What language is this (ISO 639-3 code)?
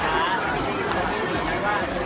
tha